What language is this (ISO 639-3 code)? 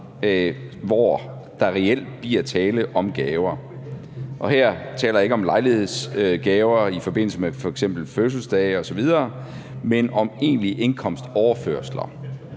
dan